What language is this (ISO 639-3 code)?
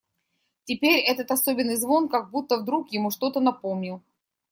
rus